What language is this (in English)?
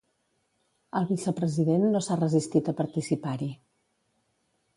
Catalan